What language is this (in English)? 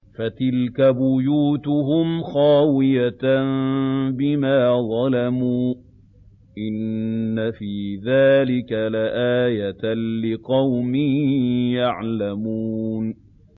Arabic